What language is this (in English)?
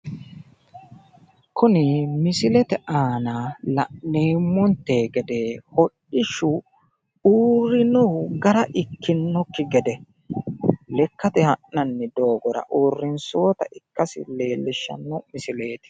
Sidamo